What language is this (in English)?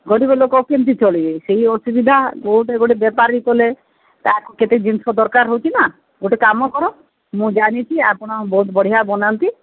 Odia